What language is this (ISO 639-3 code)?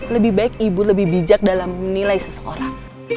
ind